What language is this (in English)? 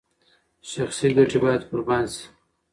Pashto